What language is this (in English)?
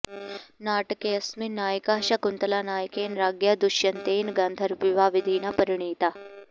Sanskrit